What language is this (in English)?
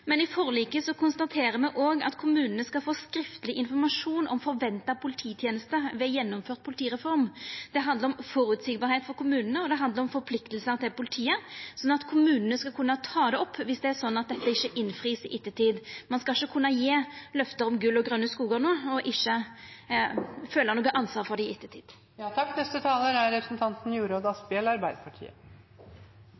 Norwegian Nynorsk